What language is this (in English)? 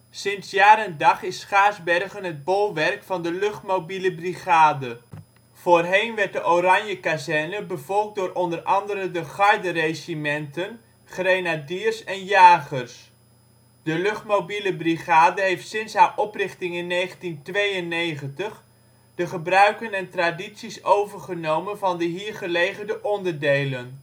Dutch